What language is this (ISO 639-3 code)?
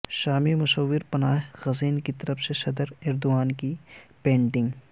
urd